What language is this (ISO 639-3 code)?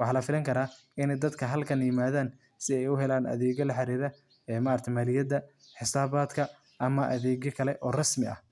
som